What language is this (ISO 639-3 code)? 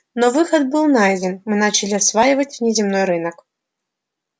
rus